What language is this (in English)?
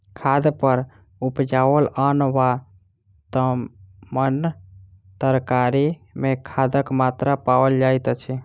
Maithili